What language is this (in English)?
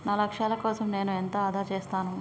Telugu